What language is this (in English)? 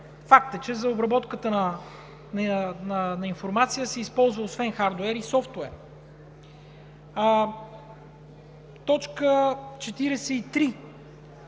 Bulgarian